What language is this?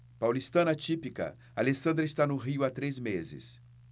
Portuguese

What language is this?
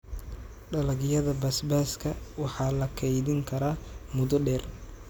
Somali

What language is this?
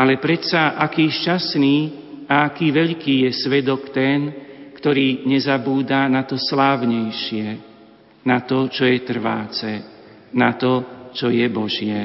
Slovak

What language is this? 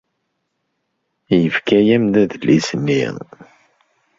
Kabyle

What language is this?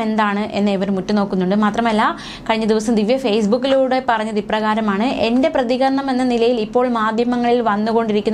Romanian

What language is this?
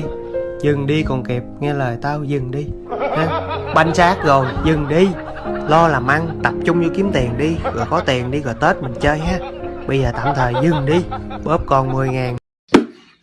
Vietnamese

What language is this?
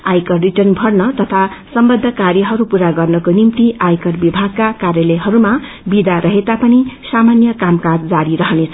Nepali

